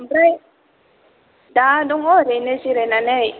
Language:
Bodo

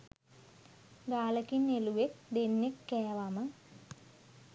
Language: Sinhala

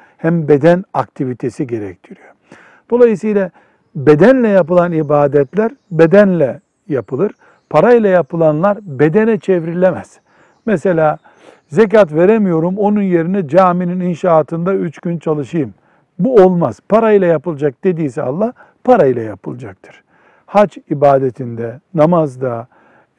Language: Turkish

